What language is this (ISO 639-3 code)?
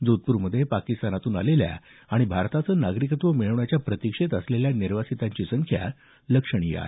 mar